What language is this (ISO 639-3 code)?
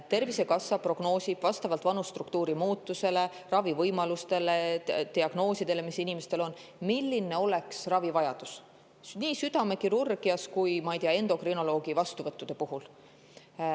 est